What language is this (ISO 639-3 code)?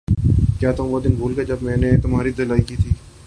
urd